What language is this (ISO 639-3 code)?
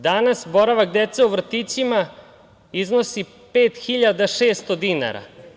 srp